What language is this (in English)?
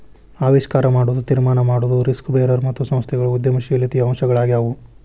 Kannada